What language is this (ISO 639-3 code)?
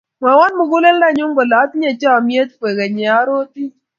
kln